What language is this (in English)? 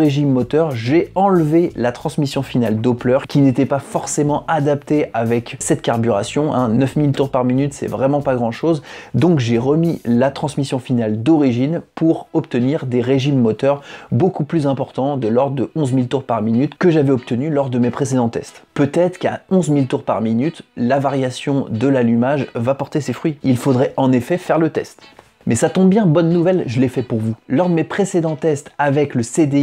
French